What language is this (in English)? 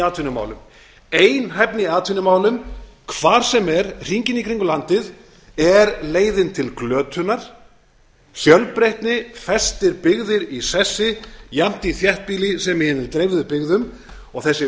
Icelandic